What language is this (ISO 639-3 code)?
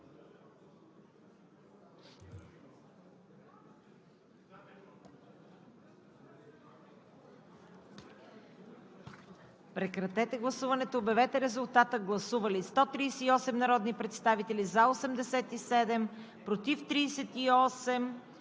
bul